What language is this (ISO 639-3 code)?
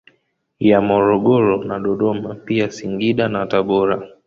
swa